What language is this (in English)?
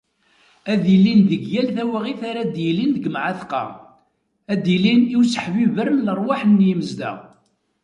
Kabyle